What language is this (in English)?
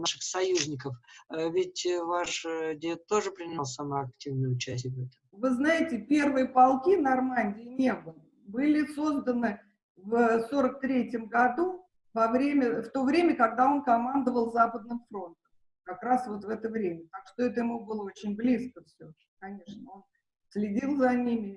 Russian